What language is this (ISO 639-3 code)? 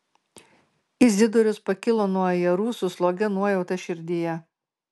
lit